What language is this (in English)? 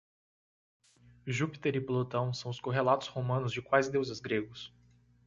Portuguese